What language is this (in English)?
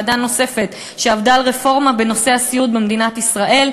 Hebrew